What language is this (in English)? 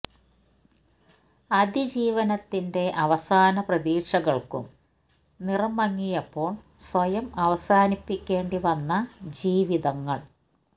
Malayalam